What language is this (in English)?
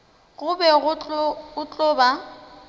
Northern Sotho